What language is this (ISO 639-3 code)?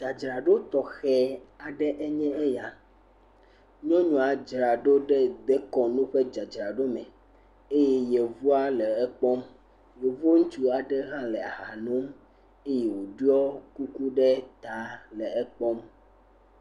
ewe